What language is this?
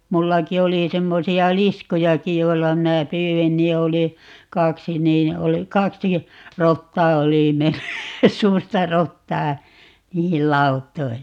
Finnish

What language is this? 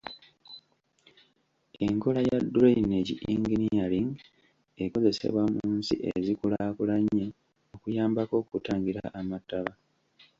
Ganda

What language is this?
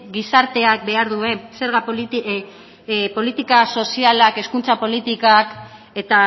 Basque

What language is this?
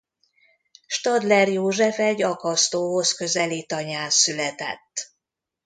Hungarian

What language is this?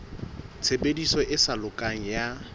Southern Sotho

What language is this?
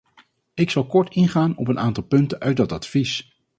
Dutch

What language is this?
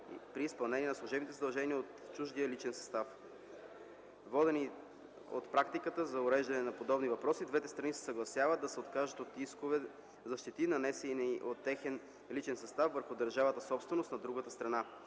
Bulgarian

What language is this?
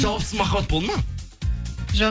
Kazakh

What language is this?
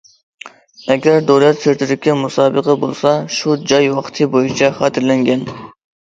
Uyghur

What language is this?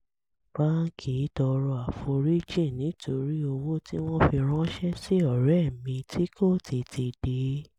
Yoruba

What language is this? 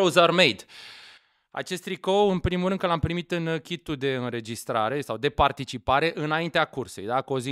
Romanian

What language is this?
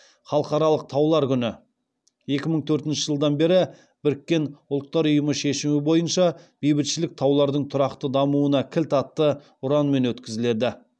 Kazakh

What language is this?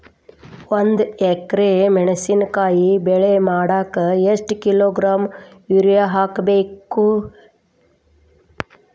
Kannada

